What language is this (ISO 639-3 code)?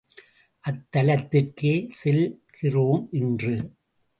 tam